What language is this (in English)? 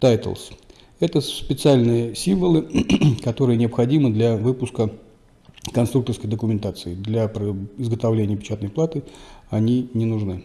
Russian